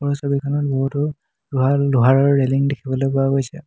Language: Assamese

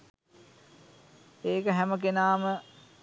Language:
Sinhala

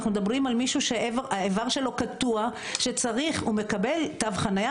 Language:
Hebrew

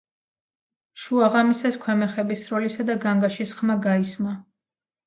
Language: Georgian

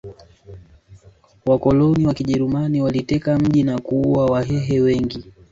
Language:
Swahili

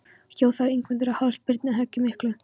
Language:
Icelandic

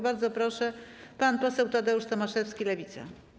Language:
Polish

